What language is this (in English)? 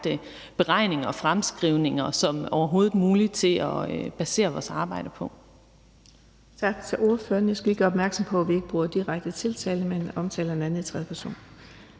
Danish